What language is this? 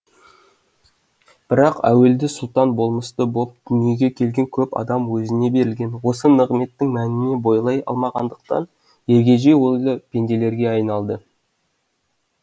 Kazakh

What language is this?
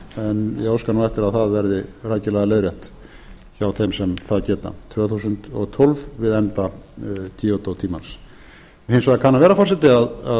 Icelandic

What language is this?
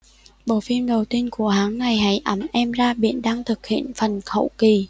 Vietnamese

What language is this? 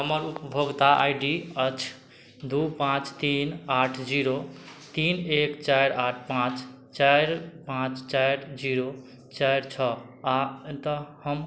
Maithili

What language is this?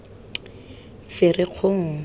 Tswana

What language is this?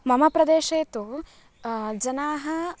Sanskrit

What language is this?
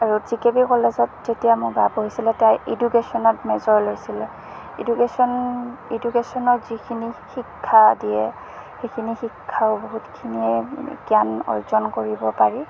Assamese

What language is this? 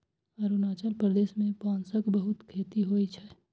Maithili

